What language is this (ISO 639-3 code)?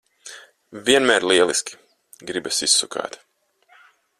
lav